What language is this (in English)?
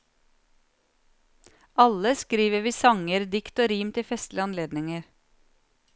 Norwegian